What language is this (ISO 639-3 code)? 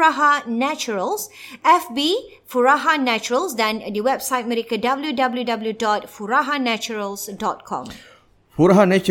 msa